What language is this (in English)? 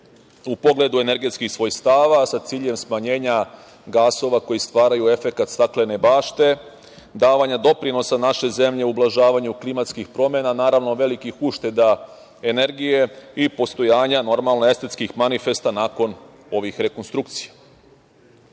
Serbian